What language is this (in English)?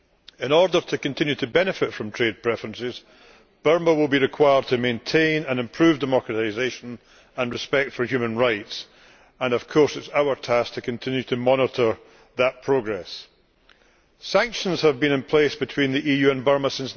English